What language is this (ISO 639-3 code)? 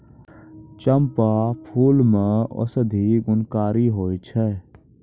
mai